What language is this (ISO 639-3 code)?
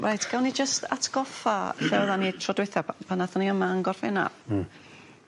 cym